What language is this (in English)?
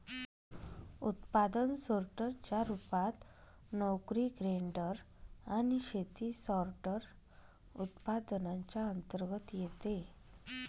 Marathi